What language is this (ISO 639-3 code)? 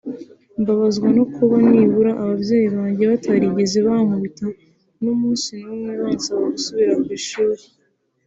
kin